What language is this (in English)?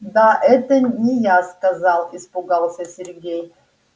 Russian